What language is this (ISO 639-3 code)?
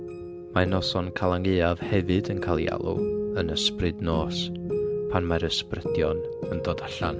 cym